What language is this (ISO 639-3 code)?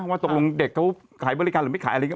tha